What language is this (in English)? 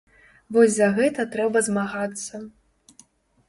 Belarusian